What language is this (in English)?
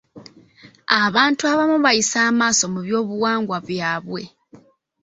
Ganda